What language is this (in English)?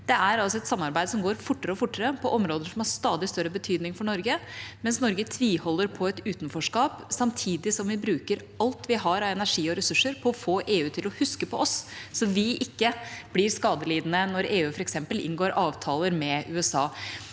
Norwegian